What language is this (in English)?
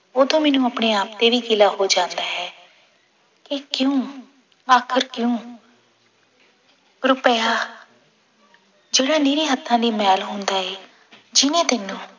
Punjabi